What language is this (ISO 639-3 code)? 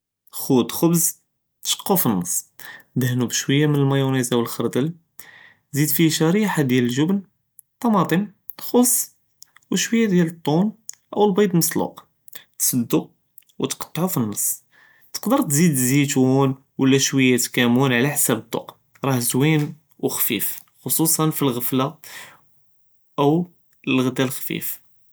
jrb